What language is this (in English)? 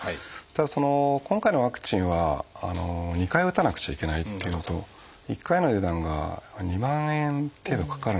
Japanese